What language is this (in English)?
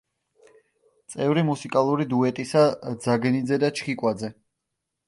Georgian